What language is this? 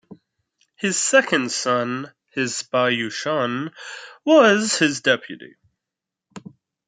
English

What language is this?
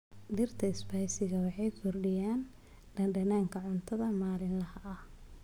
Somali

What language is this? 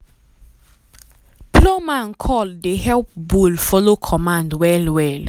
Nigerian Pidgin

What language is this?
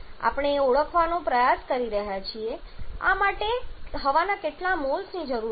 Gujarati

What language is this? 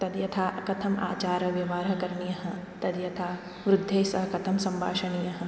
Sanskrit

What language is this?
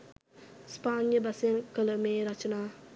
Sinhala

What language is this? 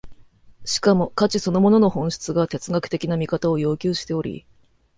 Japanese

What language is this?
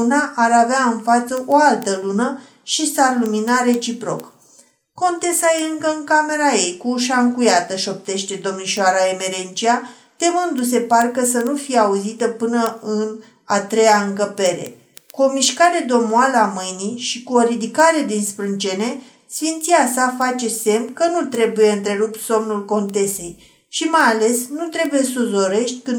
Romanian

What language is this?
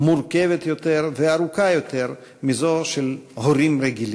Hebrew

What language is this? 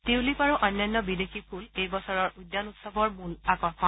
Assamese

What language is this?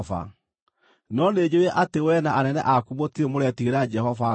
Kikuyu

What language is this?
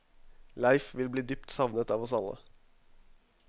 Norwegian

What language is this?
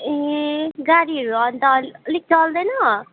Nepali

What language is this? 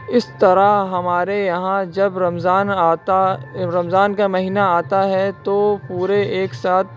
Urdu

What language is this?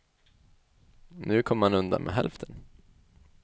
Swedish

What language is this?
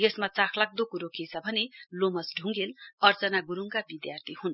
Nepali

